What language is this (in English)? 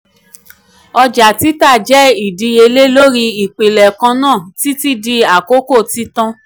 Yoruba